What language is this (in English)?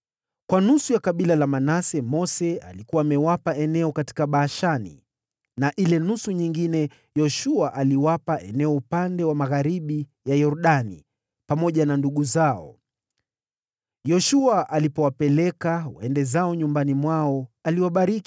Swahili